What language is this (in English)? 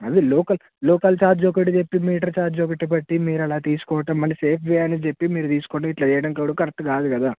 Telugu